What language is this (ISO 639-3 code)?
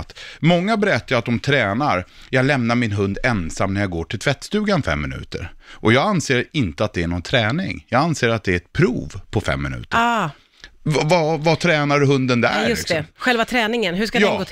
swe